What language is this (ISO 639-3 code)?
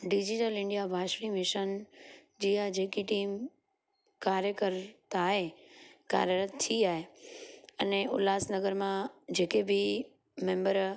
snd